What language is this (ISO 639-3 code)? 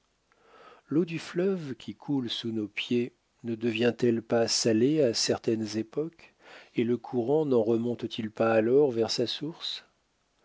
fra